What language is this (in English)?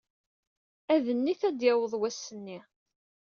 Kabyle